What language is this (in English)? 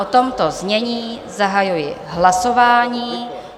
Czech